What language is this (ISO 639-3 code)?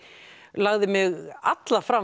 isl